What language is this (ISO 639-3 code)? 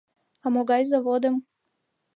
chm